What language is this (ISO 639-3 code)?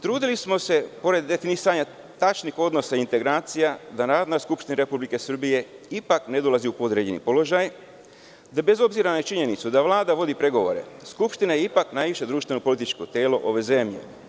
srp